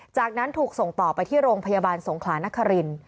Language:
Thai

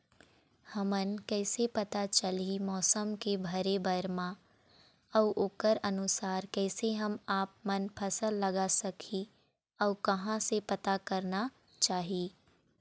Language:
Chhattisgarhi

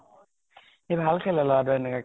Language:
Assamese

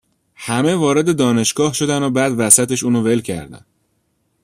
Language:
Persian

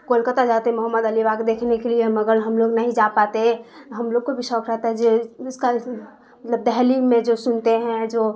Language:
Urdu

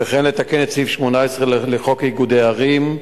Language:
Hebrew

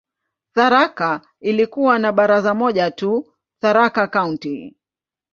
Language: Swahili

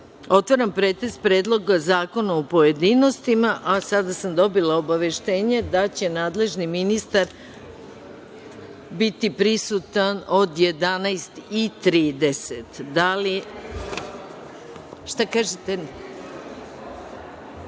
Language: Serbian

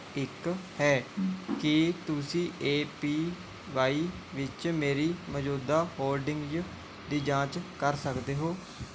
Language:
Punjabi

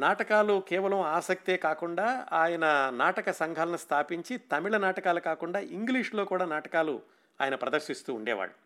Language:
Telugu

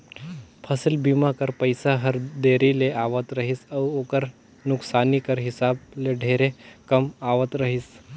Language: Chhattisgarhi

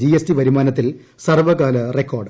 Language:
Malayalam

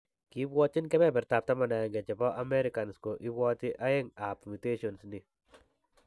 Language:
Kalenjin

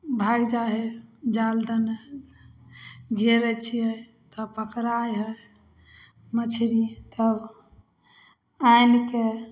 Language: Maithili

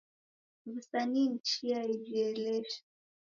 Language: Taita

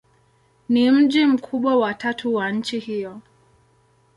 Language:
Swahili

